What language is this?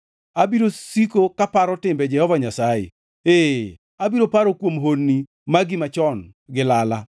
Luo (Kenya and Tanzania)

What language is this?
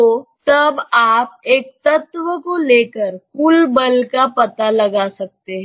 Hindi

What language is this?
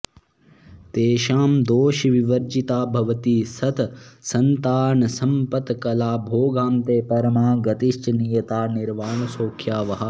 Sanskrit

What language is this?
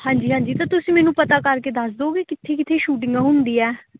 Punjabi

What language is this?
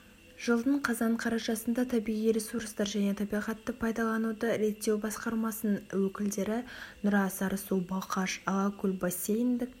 Kazakh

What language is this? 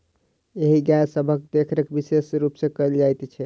Maithili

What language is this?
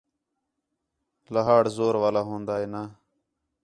Khetrani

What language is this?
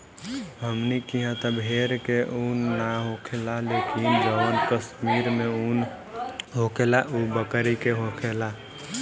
Bhojpuri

